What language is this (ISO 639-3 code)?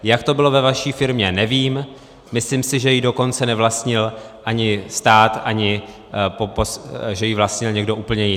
ces